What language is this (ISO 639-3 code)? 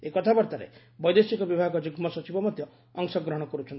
ori